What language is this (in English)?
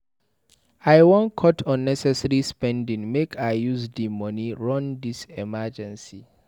Nigerian Pidgin